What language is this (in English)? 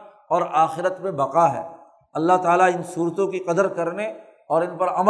Urdu